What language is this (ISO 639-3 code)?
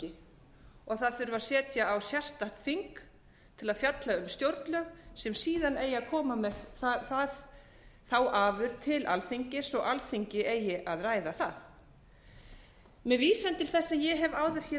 isl